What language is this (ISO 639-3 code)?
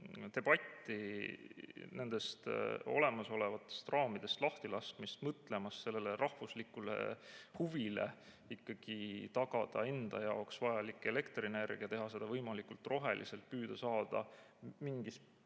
est